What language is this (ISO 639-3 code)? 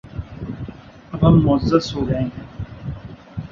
urd